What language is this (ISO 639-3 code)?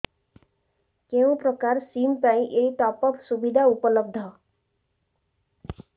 ori